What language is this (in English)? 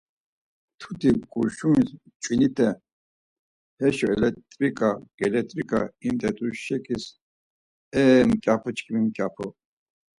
Laz